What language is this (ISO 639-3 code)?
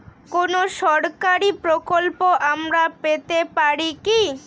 ben